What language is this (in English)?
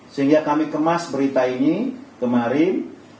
Indonesian